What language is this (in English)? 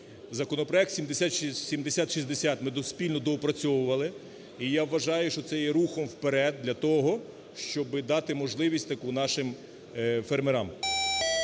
Ukrainian